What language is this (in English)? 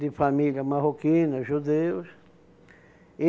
Portuguese